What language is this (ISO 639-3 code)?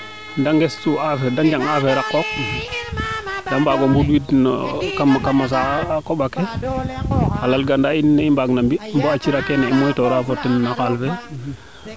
srr